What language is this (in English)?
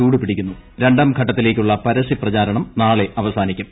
Malayalam